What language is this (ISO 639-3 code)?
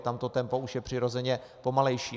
ces